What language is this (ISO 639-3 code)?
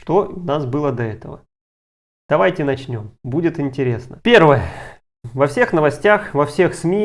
rus